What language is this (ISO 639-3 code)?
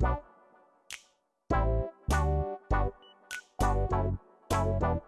jpn